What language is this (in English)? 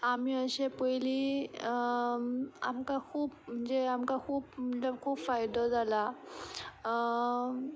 Konkani